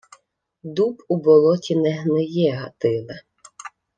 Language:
Ukrainian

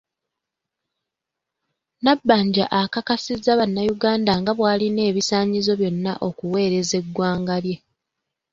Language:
Ganda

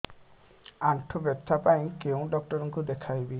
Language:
Odia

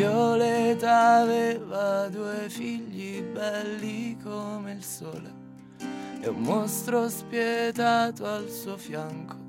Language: Italian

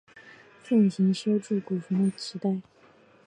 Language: Chinese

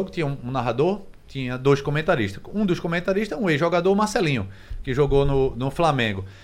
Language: Portuguese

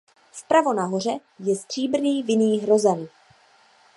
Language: Czech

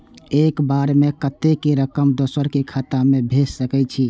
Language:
Maithili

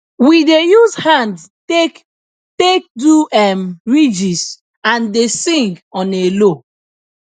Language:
Nigerian Pidgin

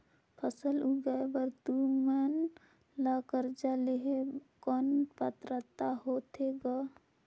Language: Chhattisgarhi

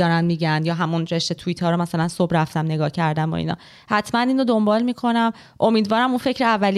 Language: Persian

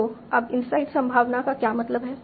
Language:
Hindi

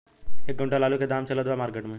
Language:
Bhojpuri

